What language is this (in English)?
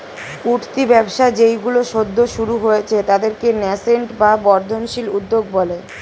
Bangla